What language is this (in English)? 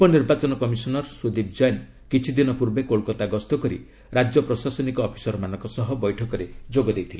Odia